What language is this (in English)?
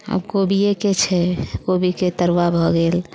Maithili